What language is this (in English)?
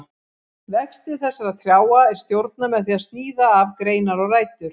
Icelandic